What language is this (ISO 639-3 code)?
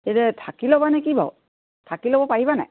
asm